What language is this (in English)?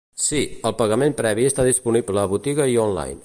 Catalan